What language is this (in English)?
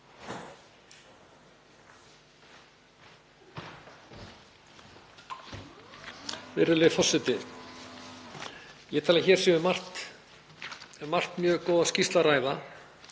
Icelandic